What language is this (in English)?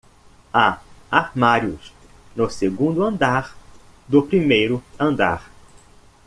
Portuguese